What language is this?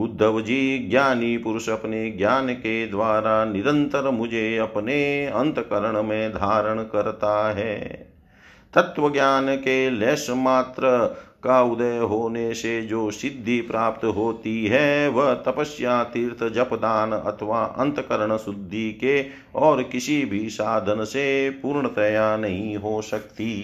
Hindi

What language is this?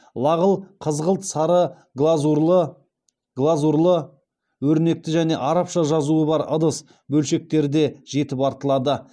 Kazakh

